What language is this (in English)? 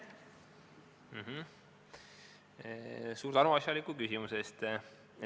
Estonian